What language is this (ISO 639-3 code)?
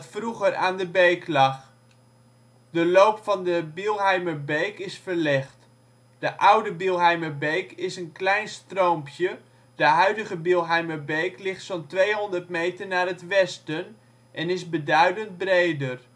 nld